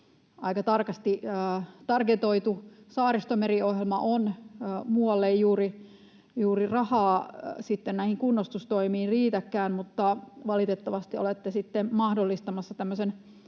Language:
Finnish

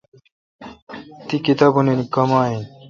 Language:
Kalkoti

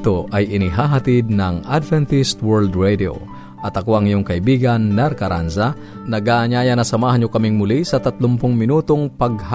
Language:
Filipino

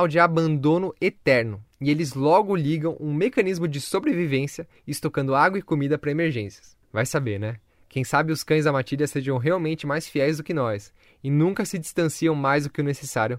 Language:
Portuguese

